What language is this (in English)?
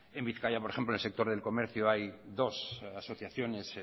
Spanish